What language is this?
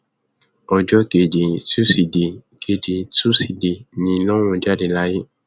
Yoruba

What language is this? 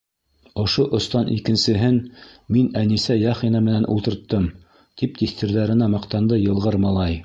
Bashkir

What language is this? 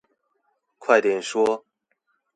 Chinese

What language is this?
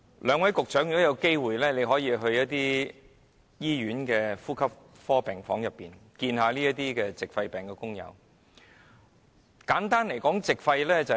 Cantonese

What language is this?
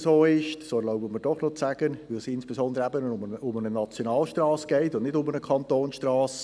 Swiss German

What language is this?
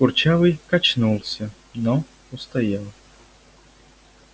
Russian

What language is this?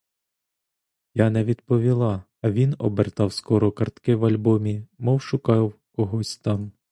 Ukrainian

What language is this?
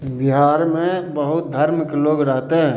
Maithili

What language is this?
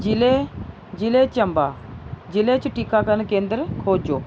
Dogri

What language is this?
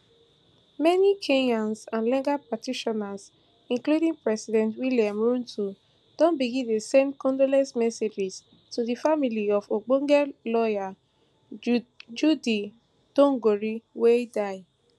Nigerian Pidgin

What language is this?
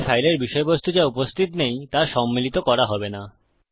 Bangla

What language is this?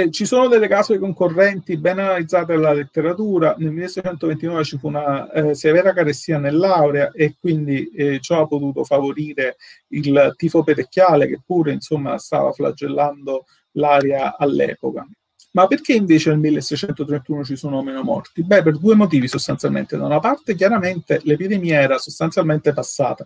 Italian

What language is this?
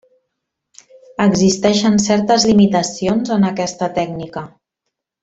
Catalan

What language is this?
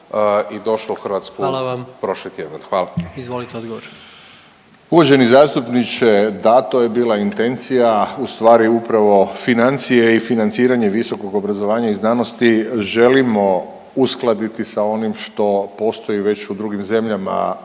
Croatian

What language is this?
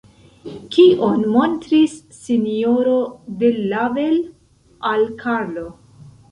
Esperanto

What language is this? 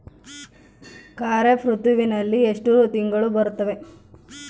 Kannada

